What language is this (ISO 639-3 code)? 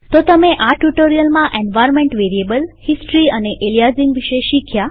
guj